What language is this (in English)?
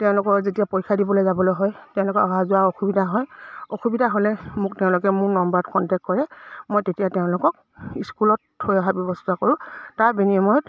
Assamese